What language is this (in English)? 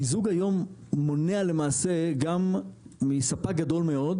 Hebrew